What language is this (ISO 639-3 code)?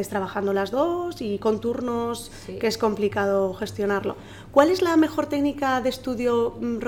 spa